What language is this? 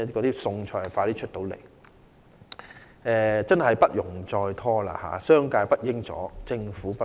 Cantonese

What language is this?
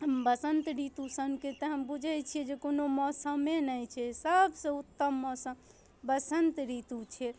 Maithili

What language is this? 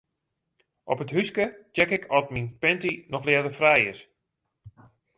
Western Frisian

